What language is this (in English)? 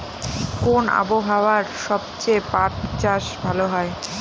Bangla